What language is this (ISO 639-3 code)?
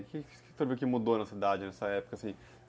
por